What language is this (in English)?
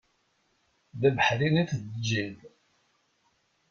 Kabyle